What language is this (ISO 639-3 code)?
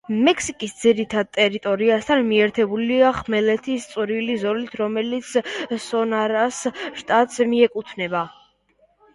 kat